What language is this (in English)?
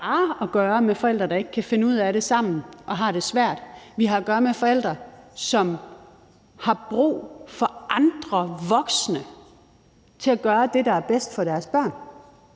Danish